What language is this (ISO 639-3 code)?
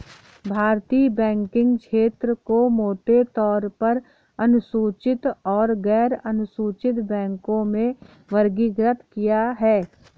hin